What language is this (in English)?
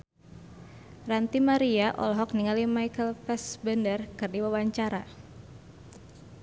Sundanese